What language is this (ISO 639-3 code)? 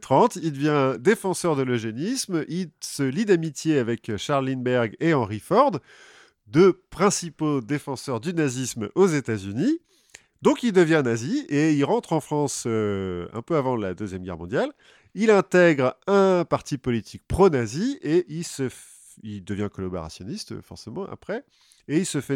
fra